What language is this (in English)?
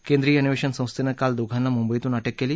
Marathi